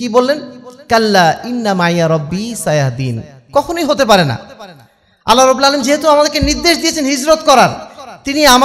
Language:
Bangla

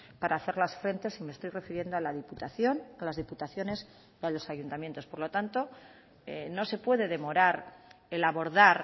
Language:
Spanish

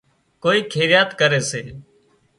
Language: Wadiyara Koli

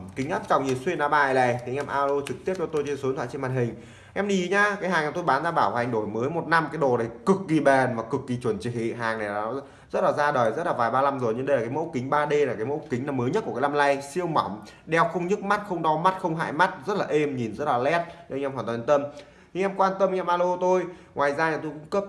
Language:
Vietnamese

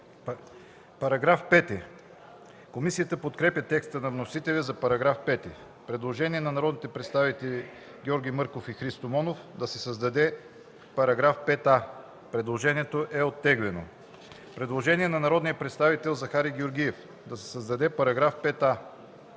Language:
Bulgarian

